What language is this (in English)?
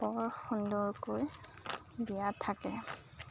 Assamese